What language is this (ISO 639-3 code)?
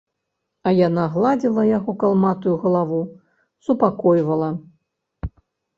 bel